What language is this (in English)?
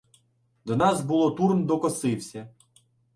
Ukrainian